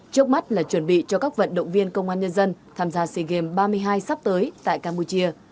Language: Vietnamese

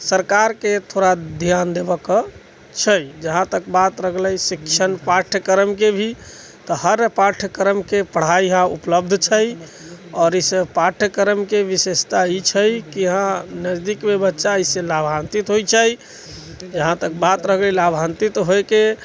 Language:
Maithili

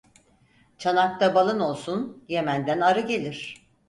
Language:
Turkish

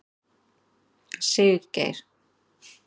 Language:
Icelandic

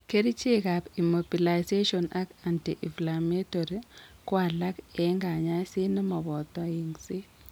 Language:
Kalenjin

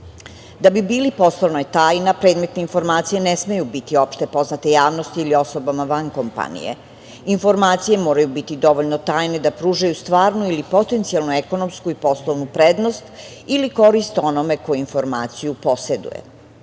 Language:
Serbian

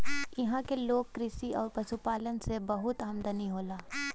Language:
Bhojpuri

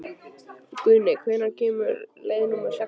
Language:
Icelandic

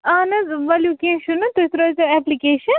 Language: Kashmiri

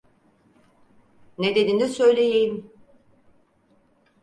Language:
Turkish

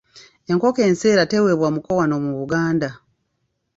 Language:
Ganda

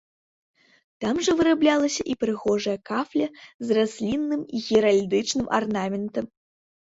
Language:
Belarusian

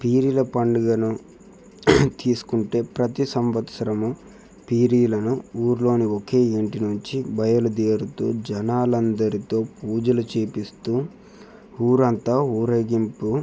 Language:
Telugu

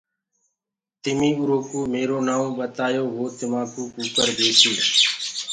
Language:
Gurgula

